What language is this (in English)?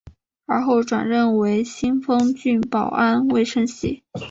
Chinese